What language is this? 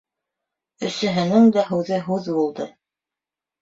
Bashkir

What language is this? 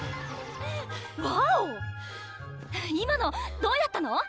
Japanese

